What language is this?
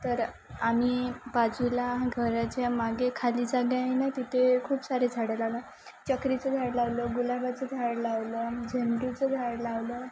Marathi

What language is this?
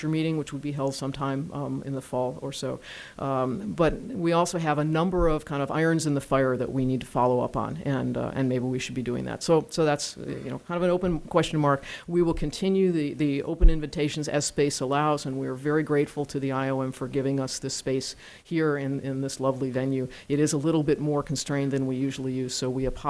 English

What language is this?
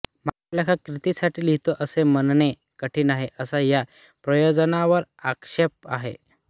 Marathi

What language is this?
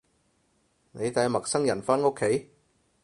Cantonese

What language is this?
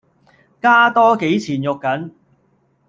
Cantonese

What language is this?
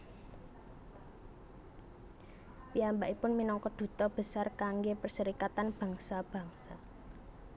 Javanese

